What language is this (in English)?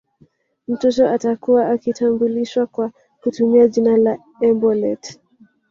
Swahili